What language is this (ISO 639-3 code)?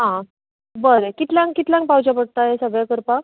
kok